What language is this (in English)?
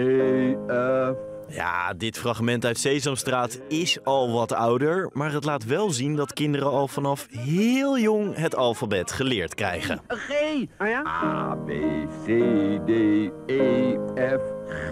Dutch